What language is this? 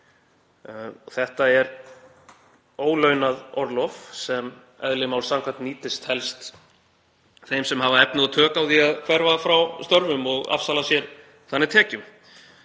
Icelandic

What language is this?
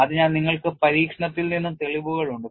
Malayalam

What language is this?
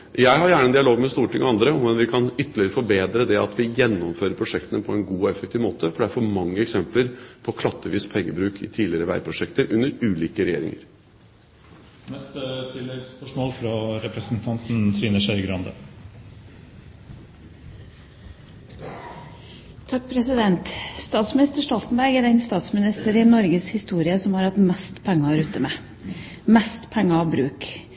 Norwegian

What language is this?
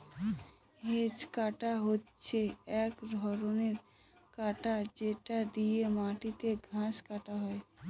Bangla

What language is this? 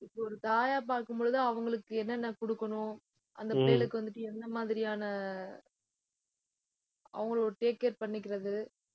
Tamil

